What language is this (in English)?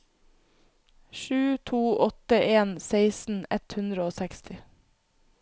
Norwegian